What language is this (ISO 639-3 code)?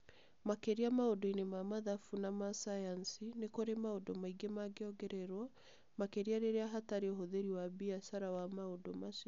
kik